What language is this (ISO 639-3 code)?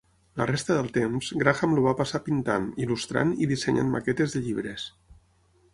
cat